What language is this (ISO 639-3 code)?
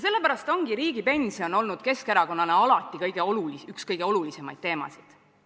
est